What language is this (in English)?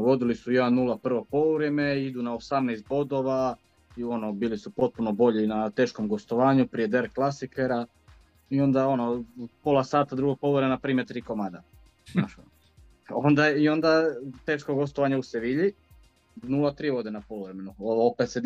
Croatian